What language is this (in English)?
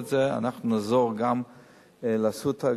Hebrew